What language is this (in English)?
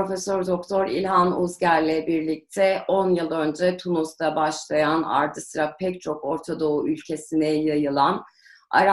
Turkish